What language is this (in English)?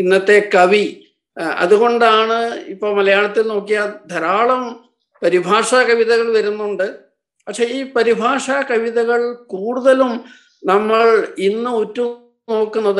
Malayalam